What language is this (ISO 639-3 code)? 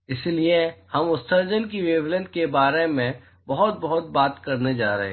hin